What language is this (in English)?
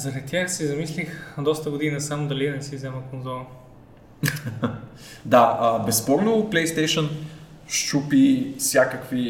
Bulgarian